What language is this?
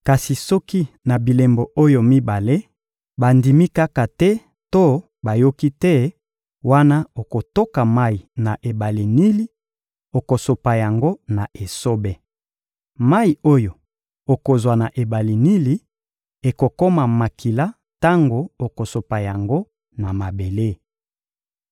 Lingala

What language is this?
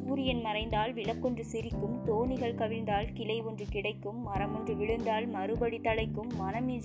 Tamil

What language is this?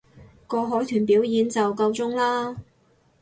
Cantonese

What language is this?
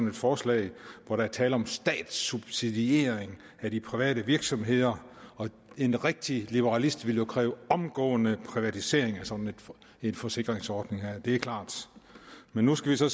Danish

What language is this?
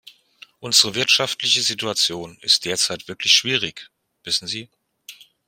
German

